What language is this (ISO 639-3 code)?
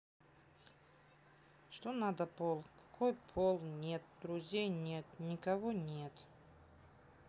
rus